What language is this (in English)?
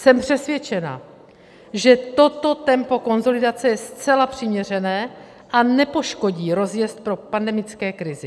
Czech